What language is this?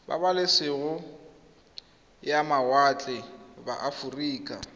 Tswana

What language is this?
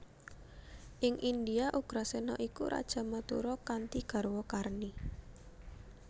Javanese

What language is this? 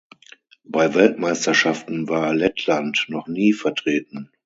German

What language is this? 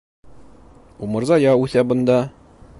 Bashkir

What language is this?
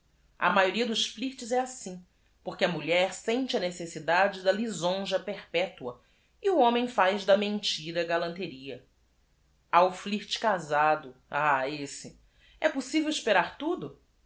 Portuguese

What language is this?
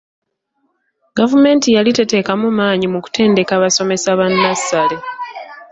Ganda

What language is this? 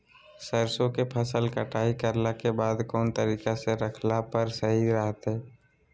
Magahi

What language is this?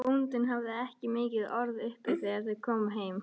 Icelandic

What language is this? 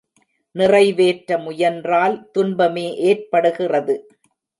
Tamil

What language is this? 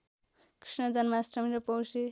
Nepali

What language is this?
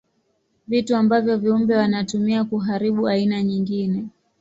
Swahili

